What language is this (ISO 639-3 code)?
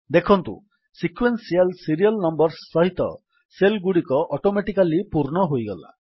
ori